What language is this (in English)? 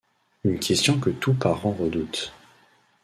French